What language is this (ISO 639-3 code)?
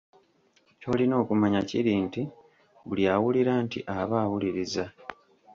lug